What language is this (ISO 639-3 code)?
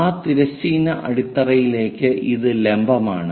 mal